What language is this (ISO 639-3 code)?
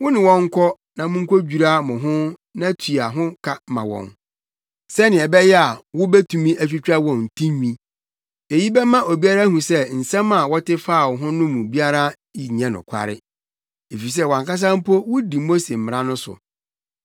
aka